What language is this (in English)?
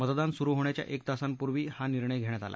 Marathi